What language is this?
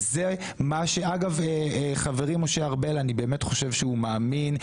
Hebrew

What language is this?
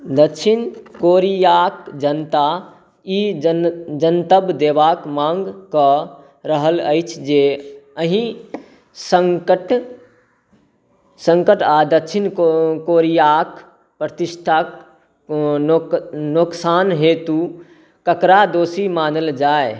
Maithili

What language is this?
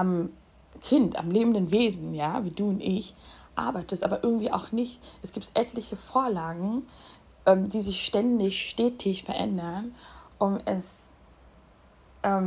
German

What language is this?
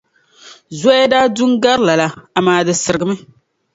Dagbani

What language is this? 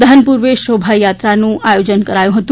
Gujarati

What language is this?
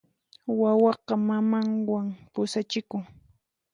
Puno Quechua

